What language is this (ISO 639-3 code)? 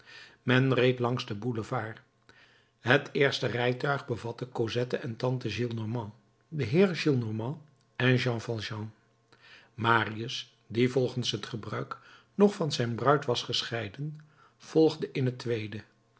nld